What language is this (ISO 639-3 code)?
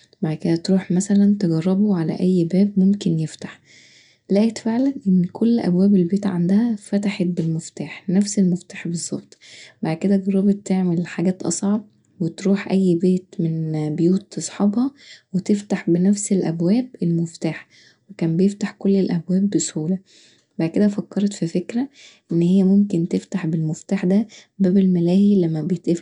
arz